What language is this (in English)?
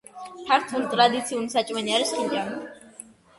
Georgian